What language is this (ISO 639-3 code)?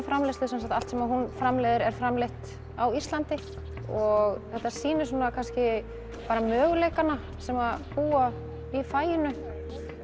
isl